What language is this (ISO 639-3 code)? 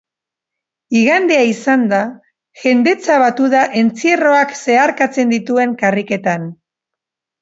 eus